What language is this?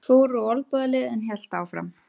Icelandic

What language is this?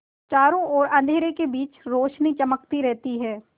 Hindi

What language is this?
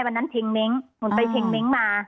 Thai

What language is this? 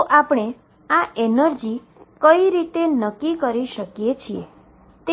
Gujarati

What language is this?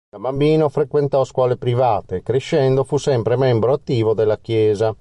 Italian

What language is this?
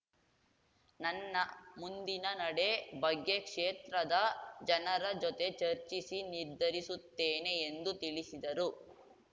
Kannada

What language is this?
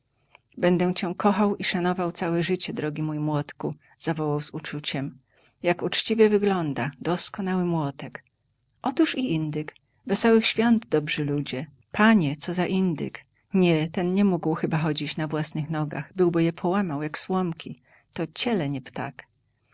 Polish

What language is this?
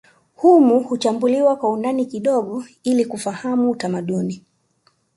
Swahili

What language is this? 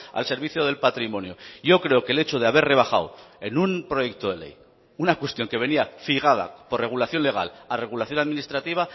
Spanish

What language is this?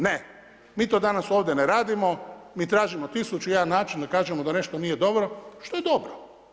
Croatian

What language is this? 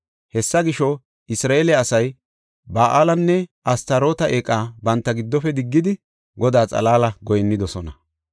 Gofa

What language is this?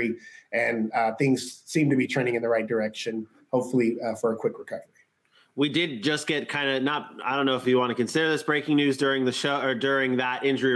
English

